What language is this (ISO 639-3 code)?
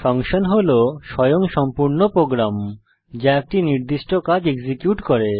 ben